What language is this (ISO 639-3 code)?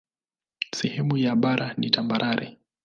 swa